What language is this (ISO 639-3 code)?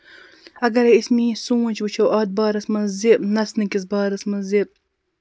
kas